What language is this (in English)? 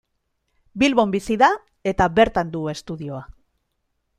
Basque